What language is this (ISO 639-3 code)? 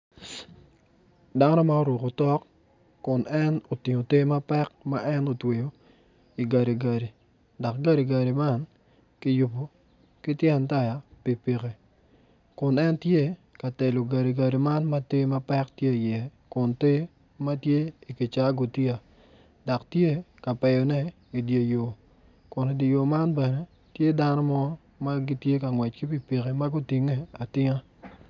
ach